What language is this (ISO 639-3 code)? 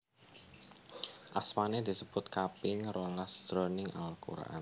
jav